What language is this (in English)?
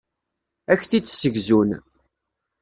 Kabyle